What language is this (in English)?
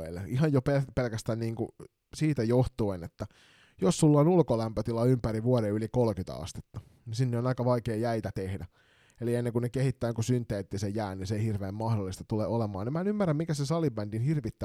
Finnish